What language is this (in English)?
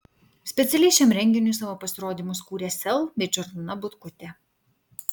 Lithuanian